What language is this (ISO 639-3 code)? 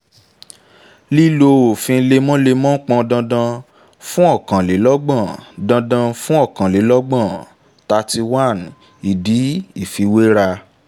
yor